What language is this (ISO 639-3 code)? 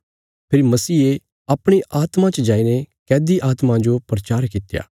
kfs